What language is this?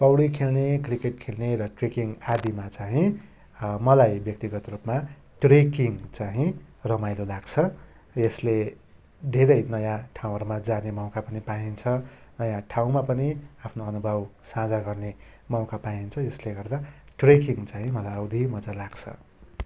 Nepali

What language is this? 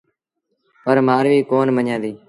Sindhi Bhil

